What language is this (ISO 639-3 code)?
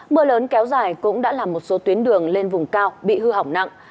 vie